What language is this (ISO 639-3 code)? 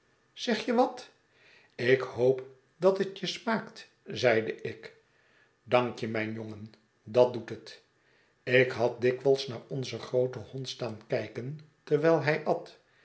nld